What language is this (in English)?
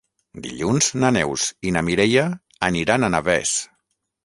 Catalan